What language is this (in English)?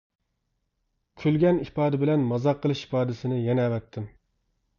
Uyghur